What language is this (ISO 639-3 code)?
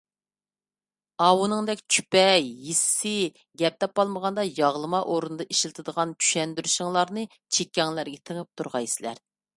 uig